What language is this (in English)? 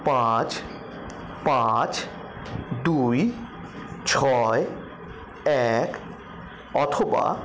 Bangla